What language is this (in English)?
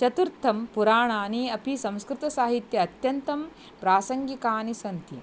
Sanskrit